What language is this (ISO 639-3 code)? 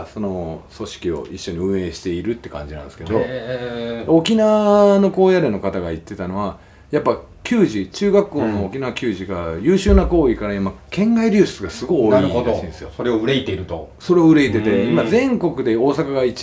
jpn